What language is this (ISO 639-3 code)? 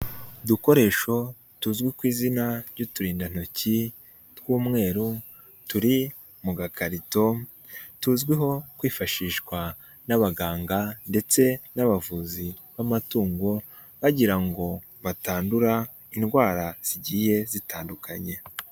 kin